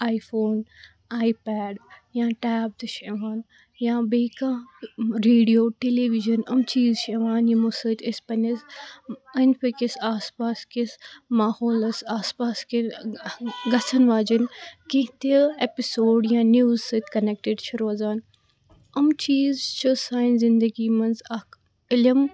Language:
Kashmiri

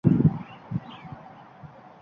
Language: Uzbek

